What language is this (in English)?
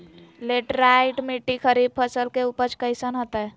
Magahi